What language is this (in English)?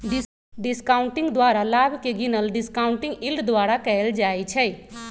Magahi